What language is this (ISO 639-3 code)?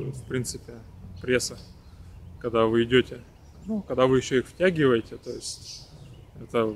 rus